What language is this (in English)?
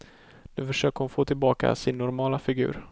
Swedish